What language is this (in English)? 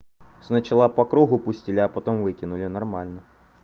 Russian